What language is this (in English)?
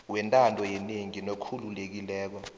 South Ndebele